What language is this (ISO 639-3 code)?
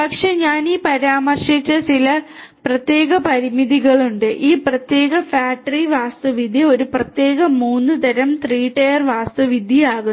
mal